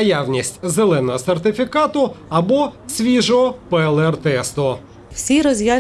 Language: Ukrainian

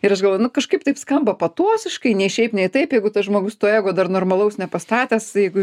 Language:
Lithuanian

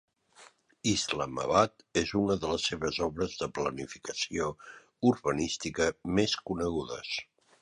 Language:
Catalan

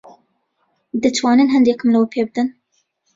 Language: Central Kurdish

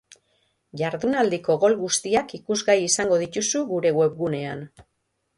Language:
Basque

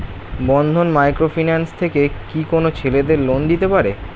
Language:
Bangla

